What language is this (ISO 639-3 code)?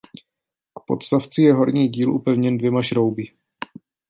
ces